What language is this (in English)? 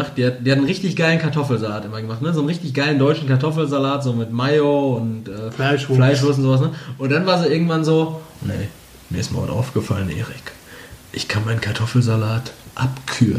German